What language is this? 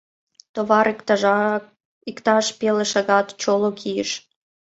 Mari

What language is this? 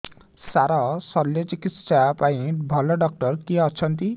Odia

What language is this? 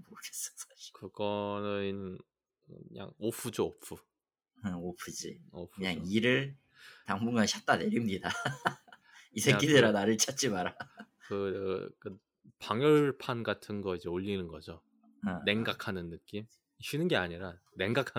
Korean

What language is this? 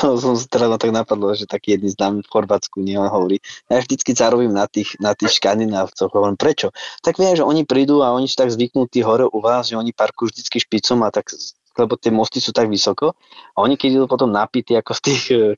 Slovak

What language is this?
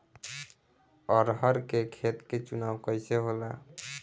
Bhojpuri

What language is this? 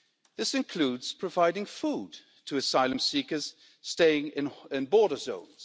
English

